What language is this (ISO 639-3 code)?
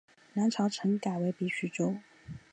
zho